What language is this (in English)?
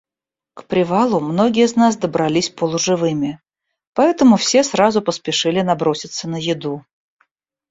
Russian